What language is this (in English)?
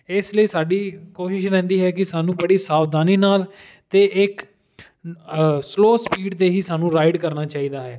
Punjabi